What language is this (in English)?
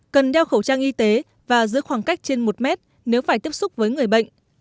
Vietnamese